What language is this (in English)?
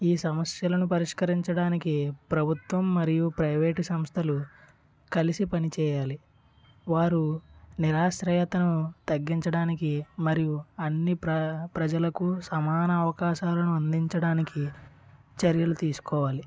Telugu